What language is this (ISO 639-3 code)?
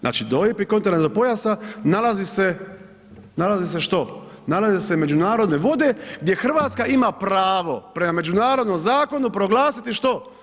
hrv